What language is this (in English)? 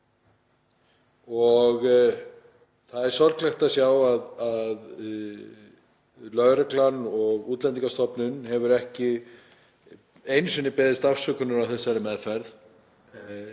Icelandic